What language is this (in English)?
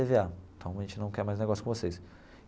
Portuguese